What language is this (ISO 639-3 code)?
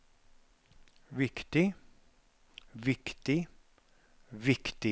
nor